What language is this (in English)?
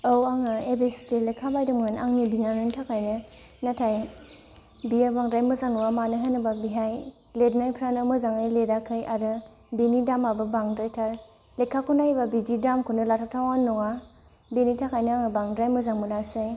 Bodo